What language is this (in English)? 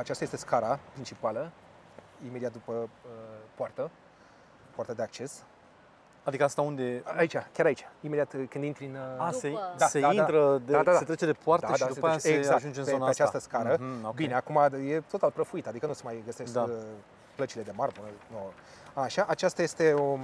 Romanian